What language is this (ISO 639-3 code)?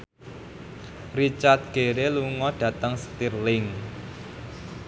jav